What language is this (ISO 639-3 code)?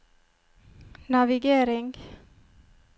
nor